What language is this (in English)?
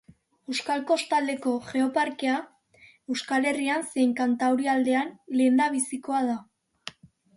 Basque